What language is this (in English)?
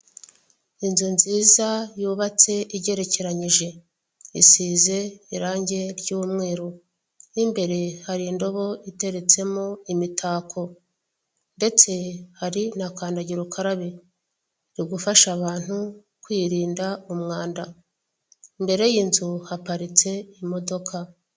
Kinyarwanda